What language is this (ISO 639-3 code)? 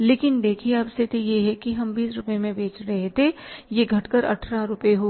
hin